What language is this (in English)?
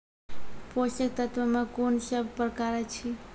Maithili